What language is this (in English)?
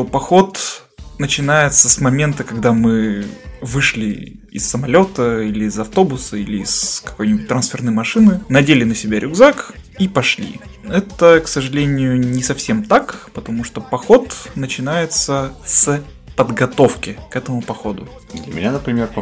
Russian